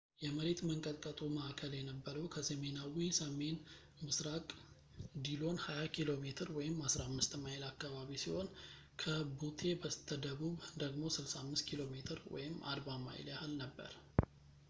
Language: Amharic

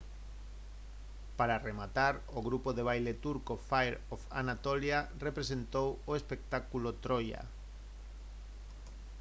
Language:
Galician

